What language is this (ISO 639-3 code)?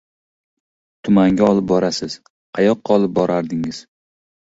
uzb